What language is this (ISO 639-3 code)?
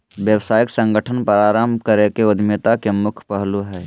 mag